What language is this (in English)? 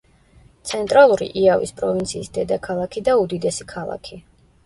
Georgian